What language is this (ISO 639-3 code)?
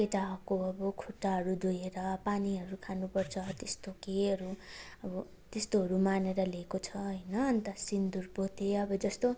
nep